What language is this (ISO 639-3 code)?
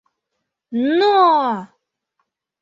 chm